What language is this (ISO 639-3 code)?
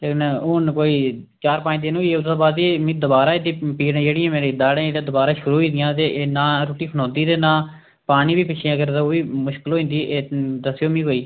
doi